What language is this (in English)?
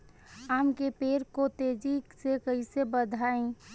Bhojpuri